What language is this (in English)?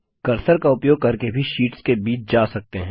Hindi